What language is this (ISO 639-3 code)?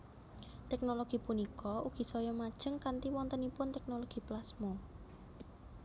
jav